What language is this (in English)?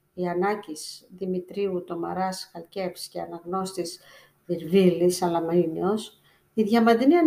Greek